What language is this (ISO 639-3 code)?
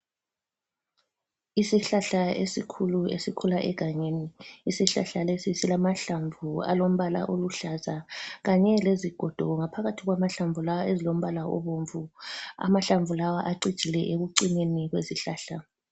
nde